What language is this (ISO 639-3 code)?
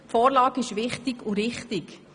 gsw